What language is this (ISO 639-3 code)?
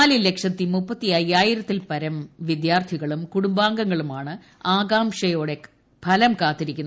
mal